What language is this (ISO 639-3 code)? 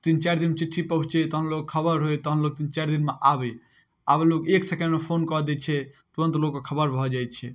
mai